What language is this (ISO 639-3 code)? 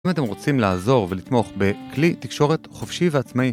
heb